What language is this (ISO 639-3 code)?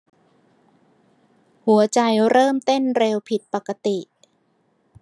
tha